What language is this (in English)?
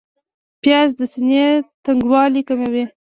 Pashto